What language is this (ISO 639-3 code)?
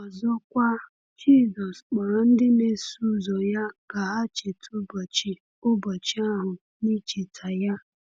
ibo